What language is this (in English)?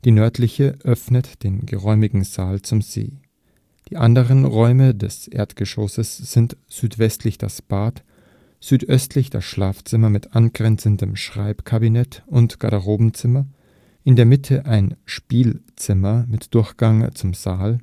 German